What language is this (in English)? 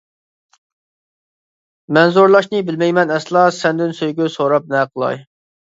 Uyghur